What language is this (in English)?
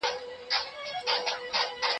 Pashto